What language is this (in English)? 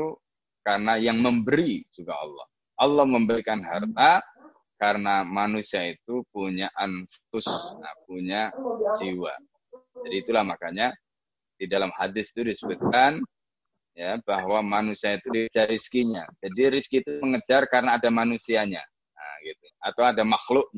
Indonesian